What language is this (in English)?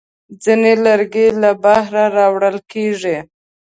Pashto